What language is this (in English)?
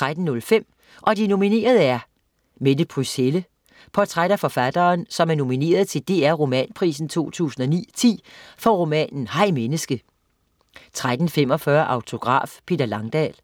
Danish